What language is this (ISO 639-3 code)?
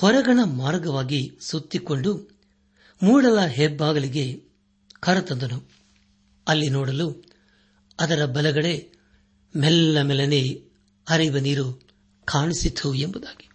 kan